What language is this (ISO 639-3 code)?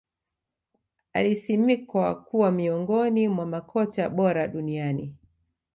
swa